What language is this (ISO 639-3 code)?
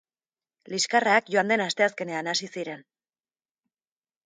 eus